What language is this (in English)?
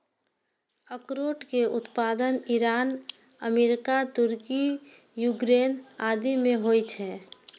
Maithili